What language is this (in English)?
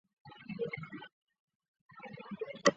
Chinese